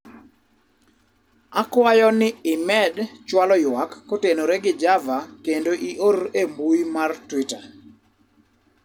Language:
Luo (Kenya and Tanzania)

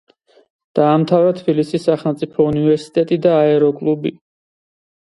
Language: Georgian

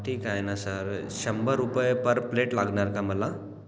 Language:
Marathi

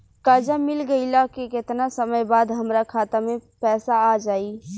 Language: Bhojpuri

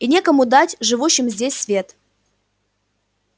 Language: Russian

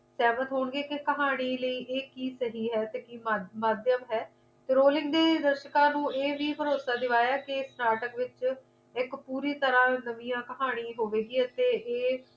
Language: Punjabi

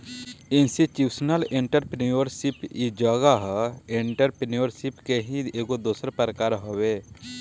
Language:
Bhojpuri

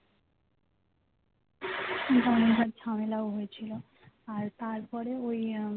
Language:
Bangla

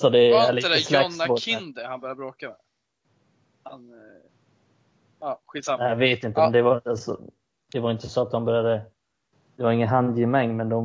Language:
Swedish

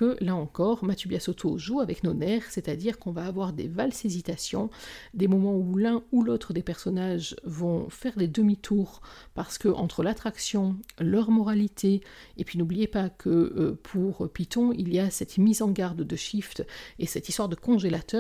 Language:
French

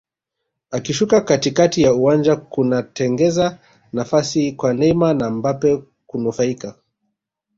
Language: Swahili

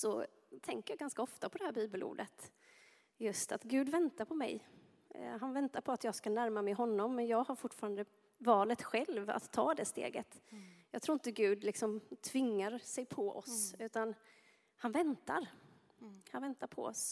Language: Swedish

